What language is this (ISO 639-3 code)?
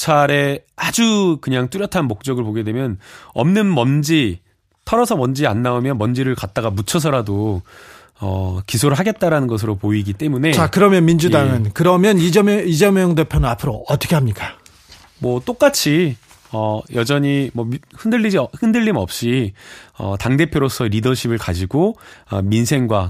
kor